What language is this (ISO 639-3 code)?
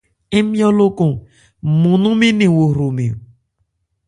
ebr